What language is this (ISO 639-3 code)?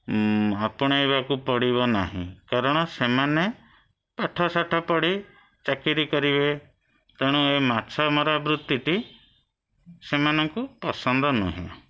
ori